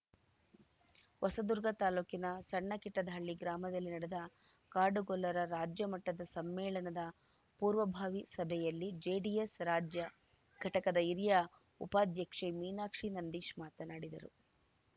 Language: Kannada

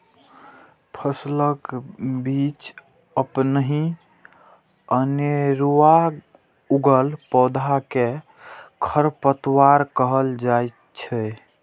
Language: Maithili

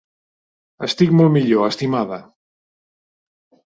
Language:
Catalan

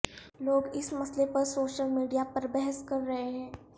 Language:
Urdu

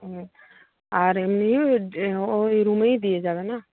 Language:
Bangla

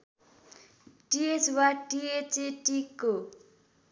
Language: Nepali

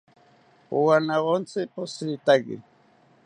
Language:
South Ucayali Ashéninka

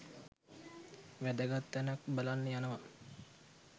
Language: Sinhala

